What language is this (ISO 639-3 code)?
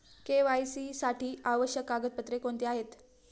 mar